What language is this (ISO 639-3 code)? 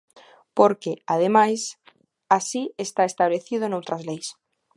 glg